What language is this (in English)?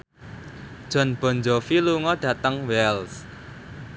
Javanese